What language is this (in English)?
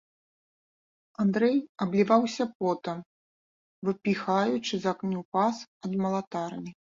Belarusian